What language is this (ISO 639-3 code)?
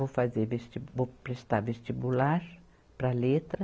por